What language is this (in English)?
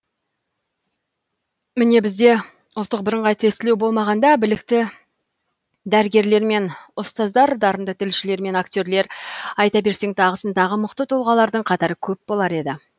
Kazakh